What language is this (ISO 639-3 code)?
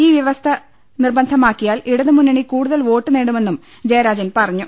mal